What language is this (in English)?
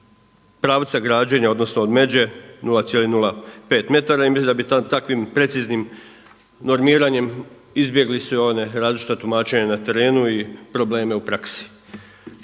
Croatian